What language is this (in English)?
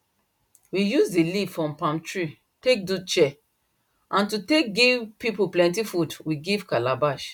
Nigerian Pidgin